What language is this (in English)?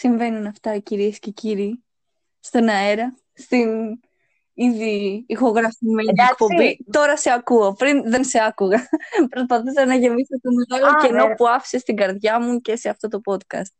Greek